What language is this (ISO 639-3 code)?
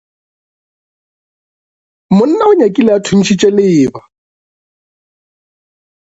nso